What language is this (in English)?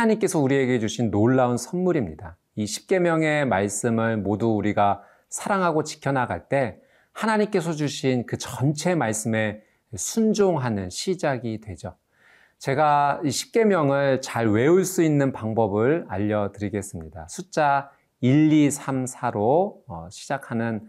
Korean